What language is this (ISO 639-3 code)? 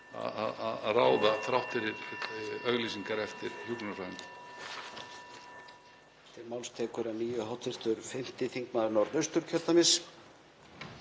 isl